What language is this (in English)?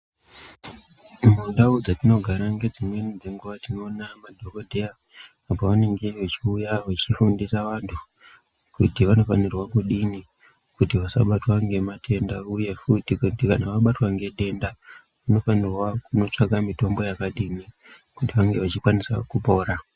Ndau